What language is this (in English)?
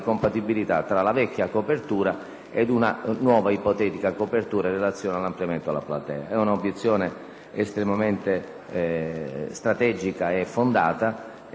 Italian